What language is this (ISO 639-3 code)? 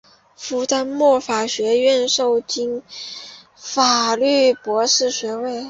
zho